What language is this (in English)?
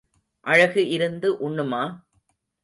Tamil